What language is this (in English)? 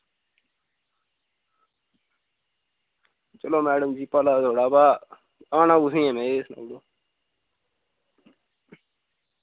Dogri